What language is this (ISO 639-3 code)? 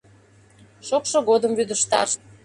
chm